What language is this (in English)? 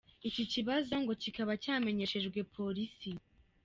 Kinyarwanda